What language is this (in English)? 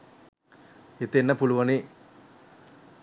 Sinhala